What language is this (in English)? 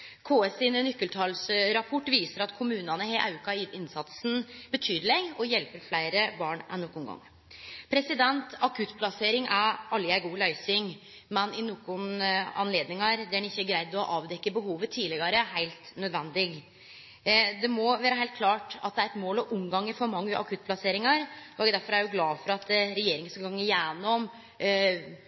Norwegian Nynorsk